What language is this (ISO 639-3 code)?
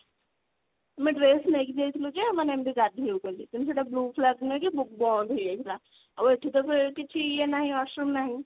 ori